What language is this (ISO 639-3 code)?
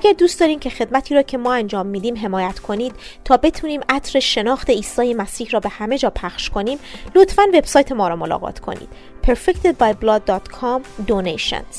fas